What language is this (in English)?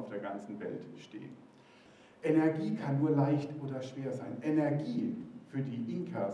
German